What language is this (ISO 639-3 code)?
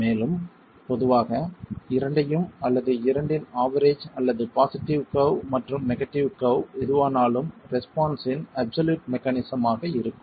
tam